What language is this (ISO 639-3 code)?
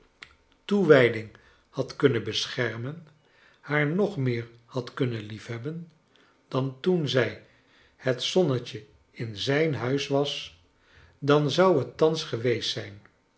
nld